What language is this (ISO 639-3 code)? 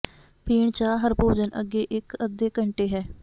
pan